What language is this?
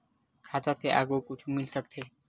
Chhattisgarhi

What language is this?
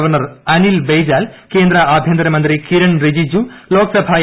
Malayalam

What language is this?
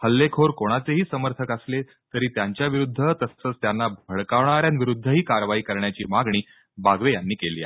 Marathi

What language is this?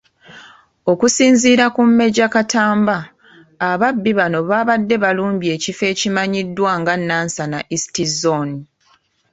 Ganda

